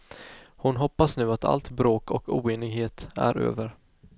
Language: Swedish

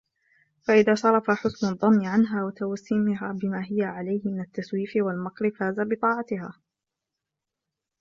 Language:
Arabic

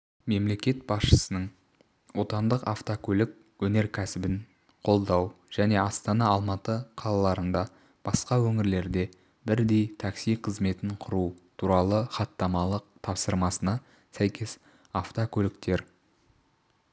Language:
Kazakh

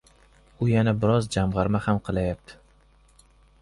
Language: Uzbek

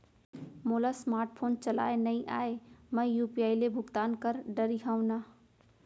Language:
Chhattisgarhi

